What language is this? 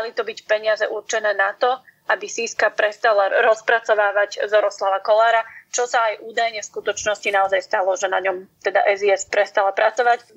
Slovak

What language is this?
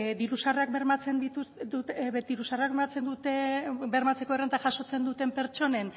Basque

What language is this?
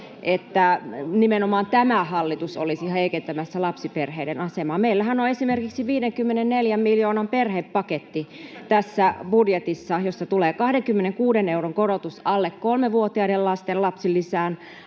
Finnish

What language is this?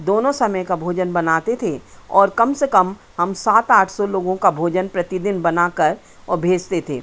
Hindi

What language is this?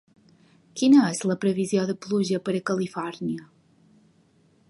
Catalan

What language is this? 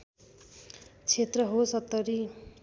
Nepali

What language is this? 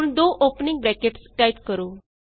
Punjabi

